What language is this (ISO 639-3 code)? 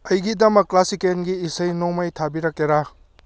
mni